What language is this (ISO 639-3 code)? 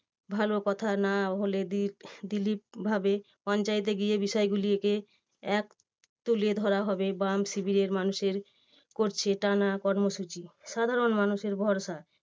ben